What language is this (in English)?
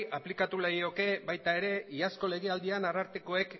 Basque